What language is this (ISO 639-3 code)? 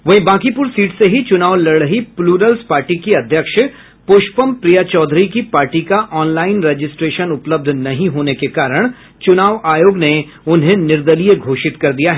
hin